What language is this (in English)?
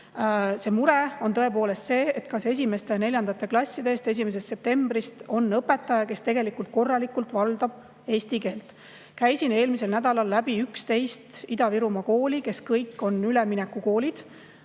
Estonian